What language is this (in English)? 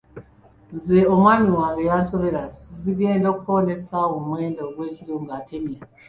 Ganda